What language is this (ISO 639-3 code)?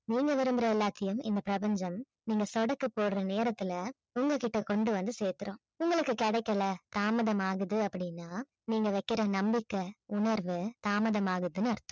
tam